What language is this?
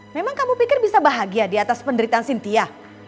Indonesian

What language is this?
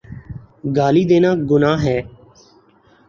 Urdu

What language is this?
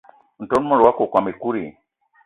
Eton (Cameroon)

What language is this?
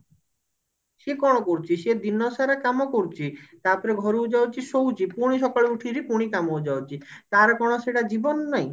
Odia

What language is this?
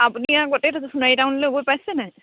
Assamese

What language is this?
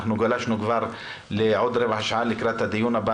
Hebrew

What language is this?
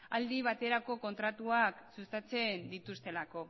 Basque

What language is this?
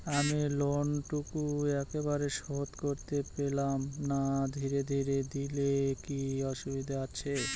Bangla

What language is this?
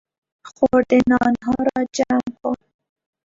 Persian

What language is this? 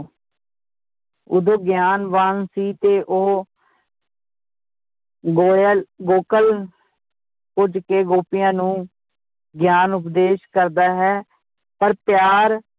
Punjabi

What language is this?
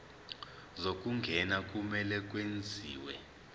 Zulu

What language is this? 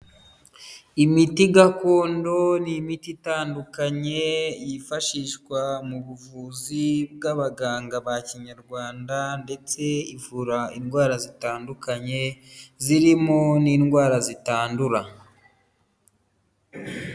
Kinyarwanda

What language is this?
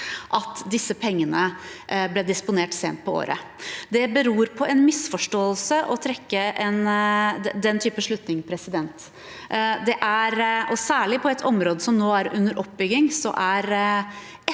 Norwegian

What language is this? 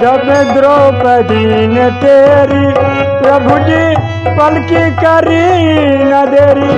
Hindi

